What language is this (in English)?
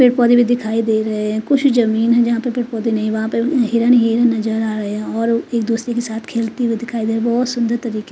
Hindi